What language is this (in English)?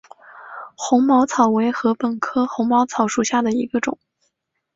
Chinese